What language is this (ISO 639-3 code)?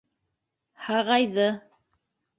bak